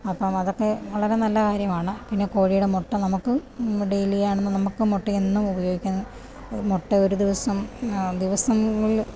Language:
Malayalam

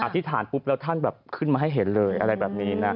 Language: Thai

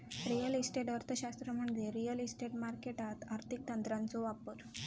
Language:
Marathi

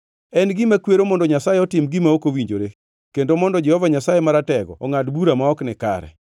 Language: Luo (Kenya and Tanzania)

